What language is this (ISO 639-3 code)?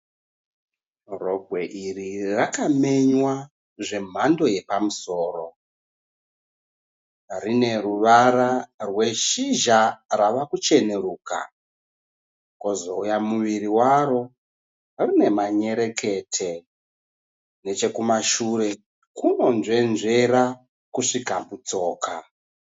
sna